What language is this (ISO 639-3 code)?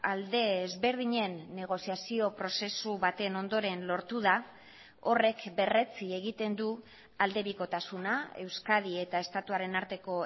eus